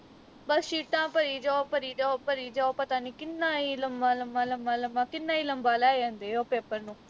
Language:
Punjabi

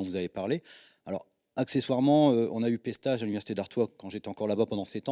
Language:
French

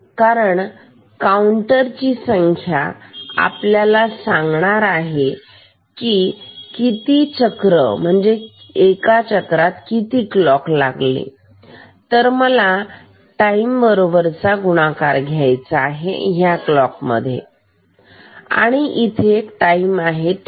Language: Marathi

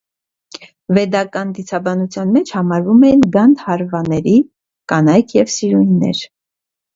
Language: Armenian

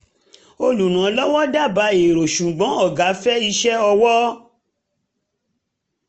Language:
Yoruba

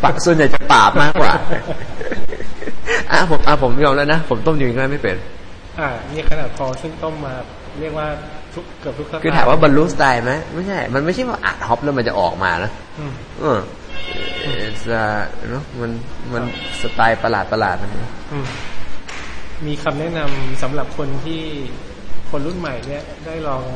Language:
Thai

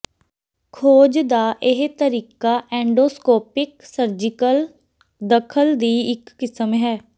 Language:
Punjabi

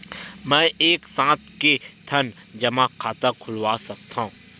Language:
Chhattisgarhi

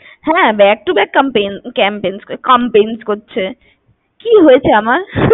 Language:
Bangla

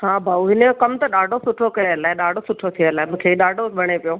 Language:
Sindhi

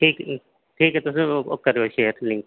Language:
Dogri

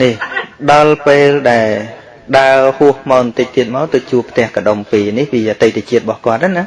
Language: Vietnamese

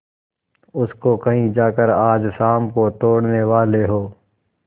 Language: Hindi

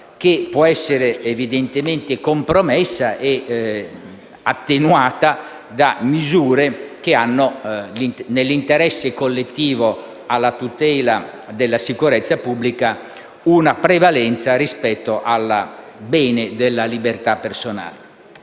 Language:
Italian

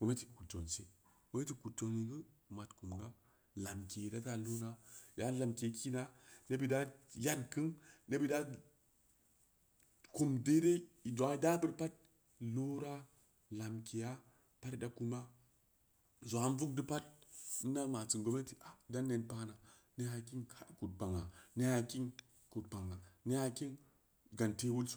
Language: Samba Leko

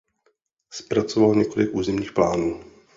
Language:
Czech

